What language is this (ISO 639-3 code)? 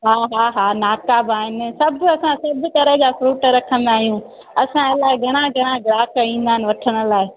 snd